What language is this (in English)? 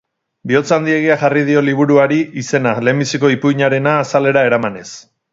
Basque